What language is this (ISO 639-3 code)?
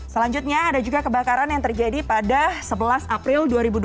ind